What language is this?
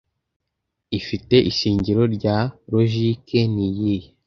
Kinyarwanda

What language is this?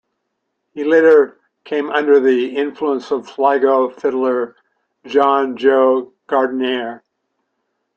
English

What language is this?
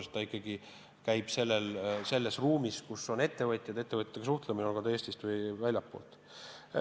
Estonian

